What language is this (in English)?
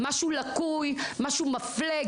Hebrew